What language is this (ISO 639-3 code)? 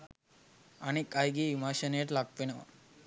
sin